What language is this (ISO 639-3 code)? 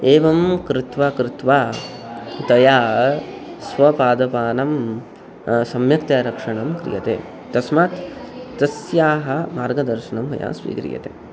san